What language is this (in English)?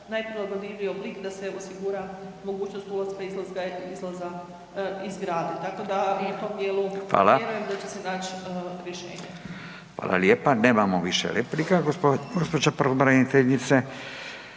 Croatian